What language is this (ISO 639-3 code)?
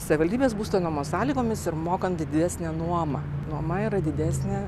lit